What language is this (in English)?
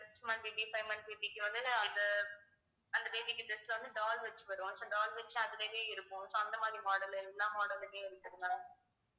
Tamil